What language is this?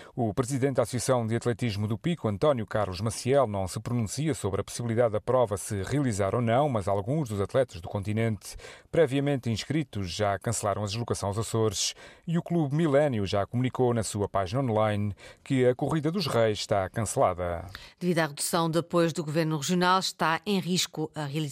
Portuguese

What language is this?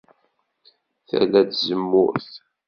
Kabyle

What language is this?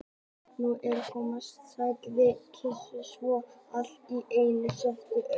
Icelandic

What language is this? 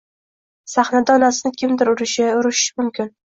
Uzbek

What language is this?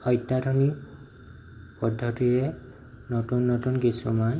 Assamese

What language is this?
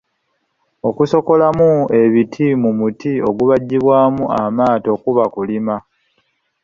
Ganda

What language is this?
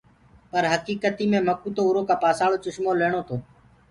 Gurgula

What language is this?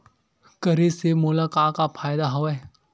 Chhattisgarhi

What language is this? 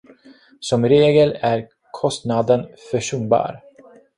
Swedish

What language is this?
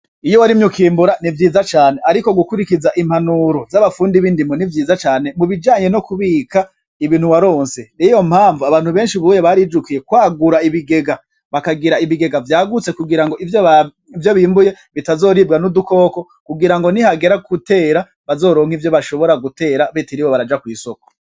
Rundi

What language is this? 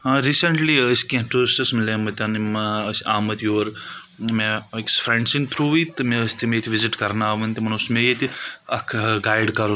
Kashmiri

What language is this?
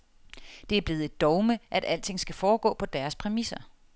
Danish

